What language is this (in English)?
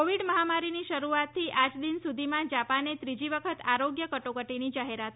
Gujarati